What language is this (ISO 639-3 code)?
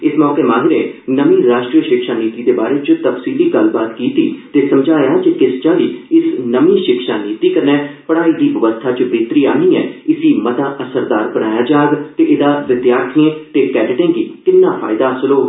doi